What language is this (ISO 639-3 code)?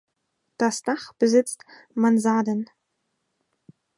deu